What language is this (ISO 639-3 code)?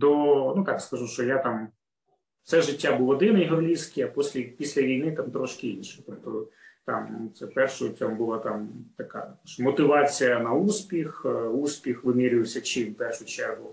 ukr